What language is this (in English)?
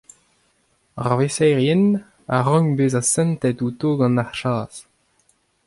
Breton